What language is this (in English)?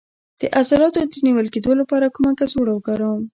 Pashto